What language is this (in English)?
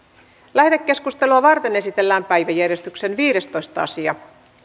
Finnish